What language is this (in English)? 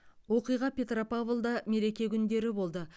Kazakh